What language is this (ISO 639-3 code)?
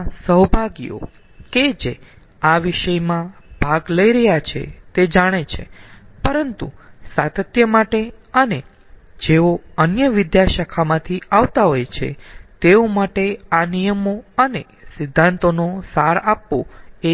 guj